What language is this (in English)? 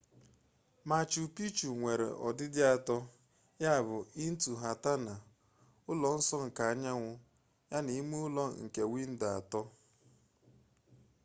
Igbo